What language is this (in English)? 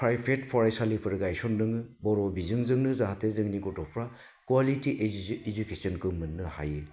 Bodo